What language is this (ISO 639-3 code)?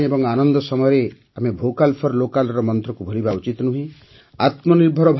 ori